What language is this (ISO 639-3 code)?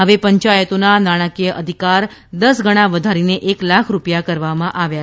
guj